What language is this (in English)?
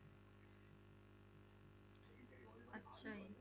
Punjabi